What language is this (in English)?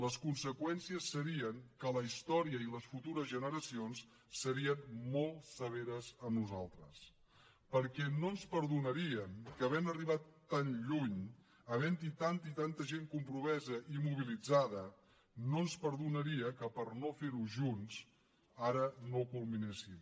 Catalan